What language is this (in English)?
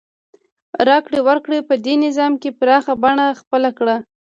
Pashto